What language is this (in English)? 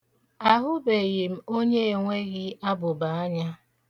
Igbo